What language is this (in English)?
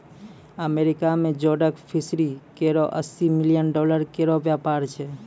Maithili